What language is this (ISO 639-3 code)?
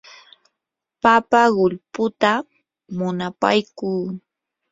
qur